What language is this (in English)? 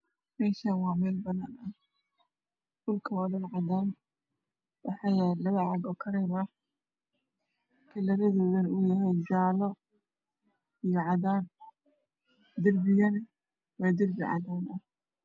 Somali